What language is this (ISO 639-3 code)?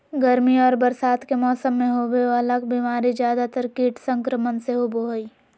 mag